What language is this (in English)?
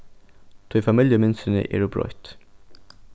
Faroese